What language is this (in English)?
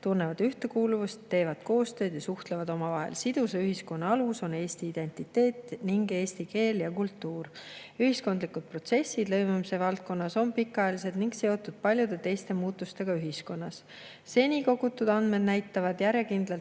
Estonian